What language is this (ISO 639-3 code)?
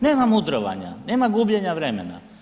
hrv